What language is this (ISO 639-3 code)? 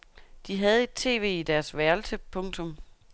dan